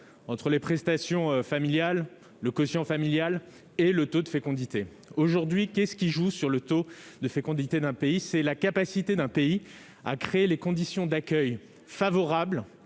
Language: French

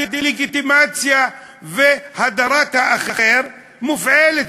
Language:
Hebrew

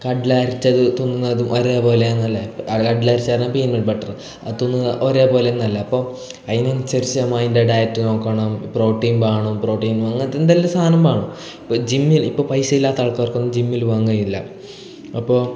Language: Malayalam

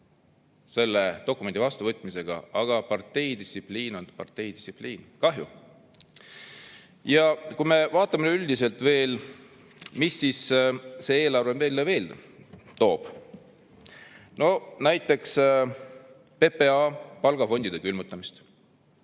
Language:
Estonian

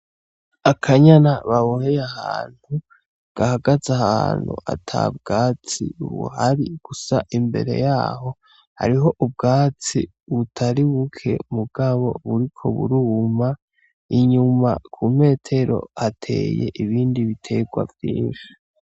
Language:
Rundi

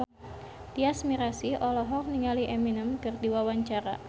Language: Sundanese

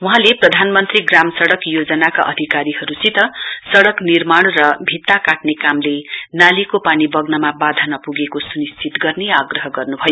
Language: Nepali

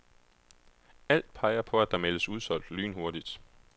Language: Danish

